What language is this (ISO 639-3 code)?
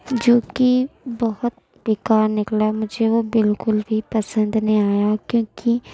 urd